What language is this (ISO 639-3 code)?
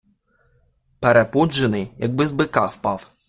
ukr